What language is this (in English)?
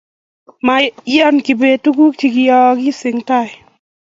Kalenjin